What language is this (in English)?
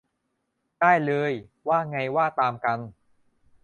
Thai